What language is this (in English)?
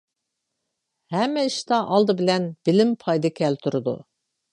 Uyghur